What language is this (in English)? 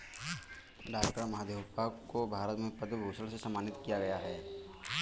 Hindi